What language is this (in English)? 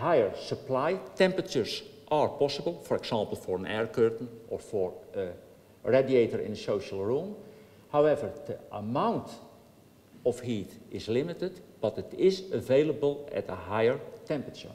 Dutch